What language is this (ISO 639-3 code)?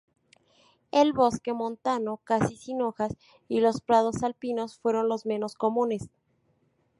spa